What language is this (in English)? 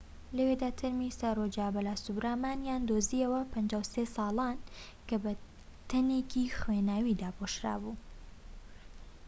Central Kurdish